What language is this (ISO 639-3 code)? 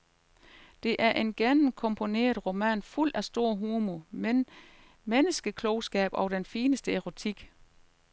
dan